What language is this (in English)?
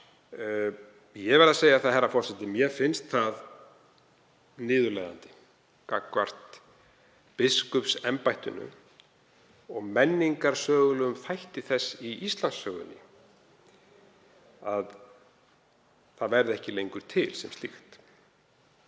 Icelandic